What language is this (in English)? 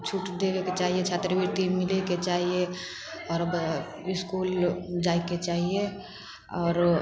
Maithili